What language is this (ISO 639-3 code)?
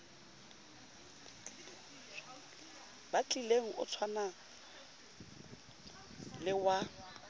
sot